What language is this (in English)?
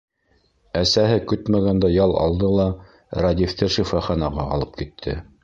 Bashkir